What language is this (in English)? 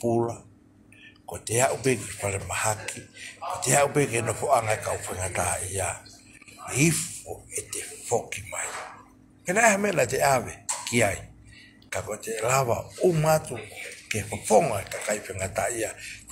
Thai